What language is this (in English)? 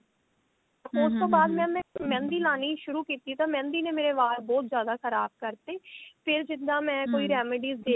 Punjabi